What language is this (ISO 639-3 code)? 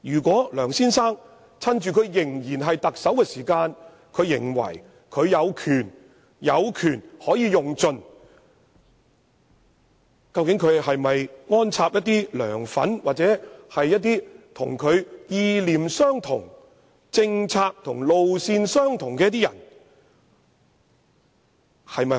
yue